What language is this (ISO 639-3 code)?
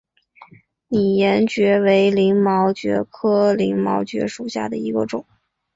zho